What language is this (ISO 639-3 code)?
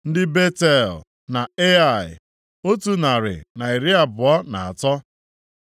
ibo